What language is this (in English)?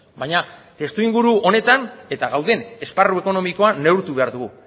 Basque